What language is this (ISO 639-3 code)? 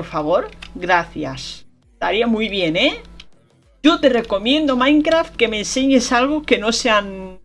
spa